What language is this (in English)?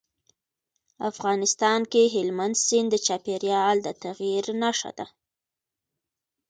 Pashto